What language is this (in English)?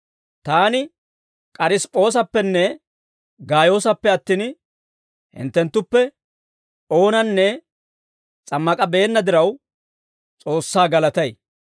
Dawro